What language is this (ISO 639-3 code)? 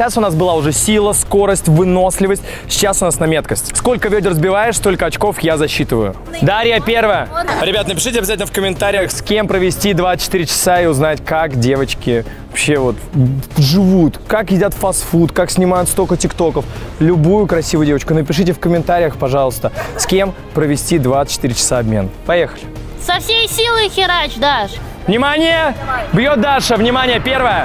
rus